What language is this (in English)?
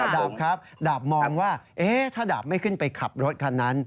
Thai